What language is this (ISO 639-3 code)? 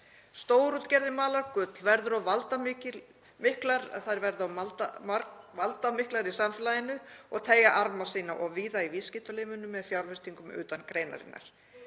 isl